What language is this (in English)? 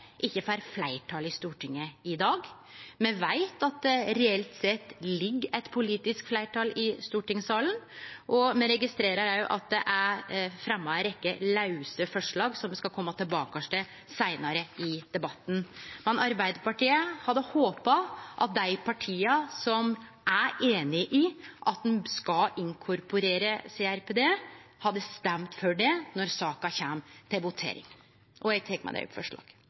Norwegian Nynorsk